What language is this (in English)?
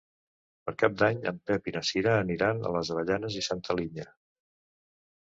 Catalan